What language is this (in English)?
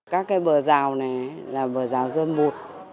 Vietnamese